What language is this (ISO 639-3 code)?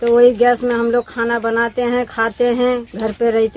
hin